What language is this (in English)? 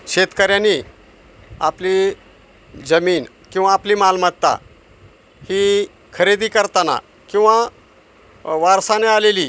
Marathi